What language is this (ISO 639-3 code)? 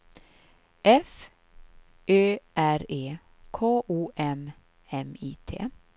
swe